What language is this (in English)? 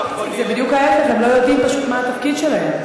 Hebrew